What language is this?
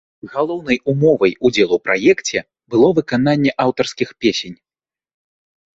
Belarusian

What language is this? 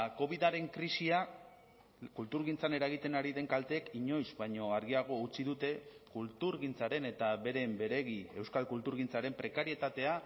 Basque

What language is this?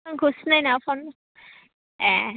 Bodo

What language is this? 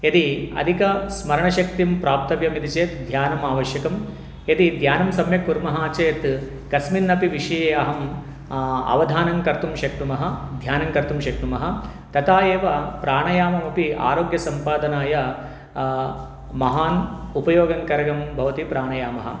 Sanskrit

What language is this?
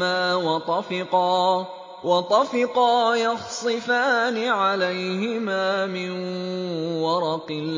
Arabic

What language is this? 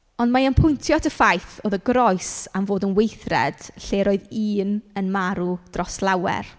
Welsh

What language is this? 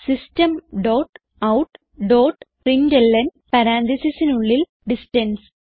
Malayalam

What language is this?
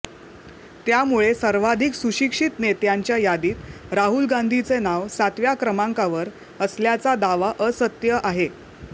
Marathi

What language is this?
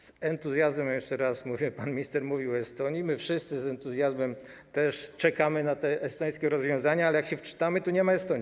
Polish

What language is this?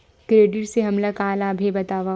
Chhattisgarhi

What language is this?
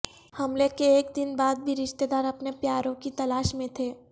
Urdu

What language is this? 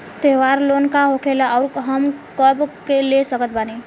Bhojpuri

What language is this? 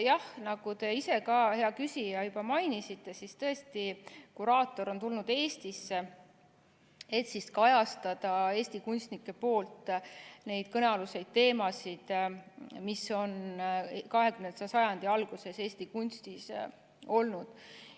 Estonian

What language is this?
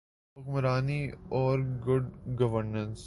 Urdu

